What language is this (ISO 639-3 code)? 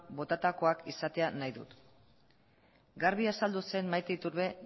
eus